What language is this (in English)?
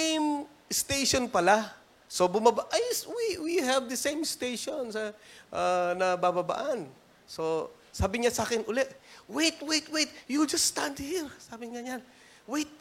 Filipino